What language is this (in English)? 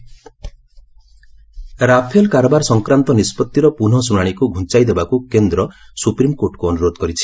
Odia